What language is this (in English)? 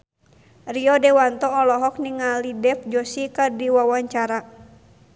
Sundanese